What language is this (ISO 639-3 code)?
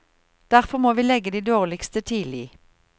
nor